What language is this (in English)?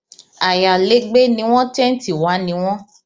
Yoruba